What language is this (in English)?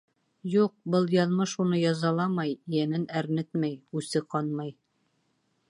Bashkir